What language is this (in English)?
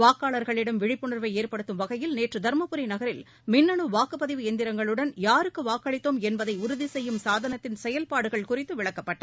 Tamil